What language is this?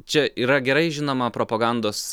Lithuanian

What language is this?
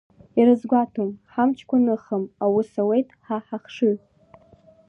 Abkhazian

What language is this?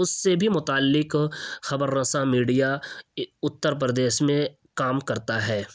Urdu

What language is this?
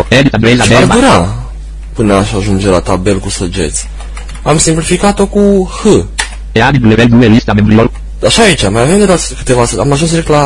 Romanian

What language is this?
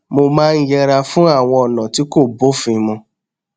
Yoruba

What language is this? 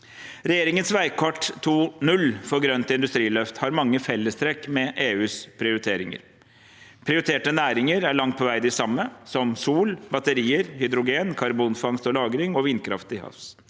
Norwegian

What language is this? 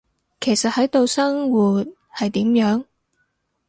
Cantonese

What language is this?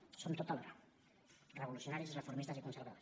Catalan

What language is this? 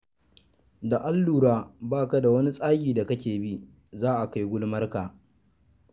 Hausa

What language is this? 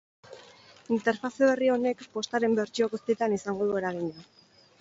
Basque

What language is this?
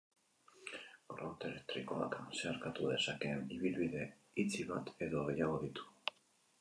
Basque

